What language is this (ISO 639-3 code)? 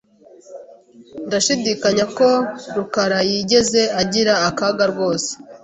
kin